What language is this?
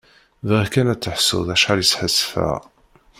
Kabyle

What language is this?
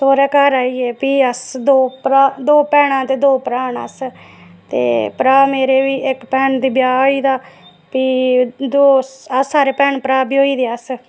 Dogri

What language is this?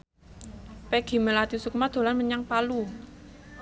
Javanese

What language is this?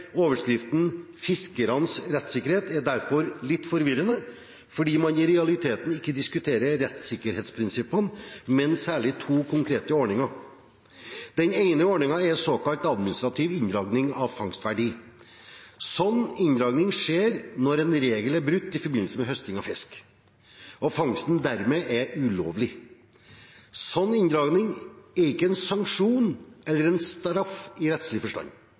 Norwegian Bokmål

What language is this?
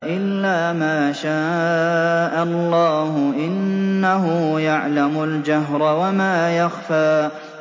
Arabic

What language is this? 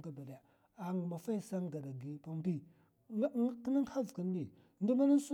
Mafa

